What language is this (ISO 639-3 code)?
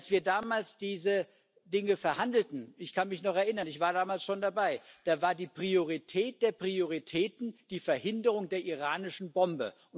deu